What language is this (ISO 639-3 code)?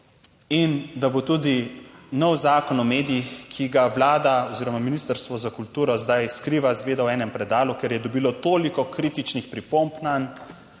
slv